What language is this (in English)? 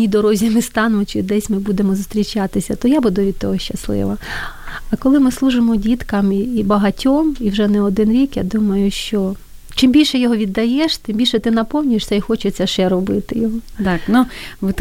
Ukrainian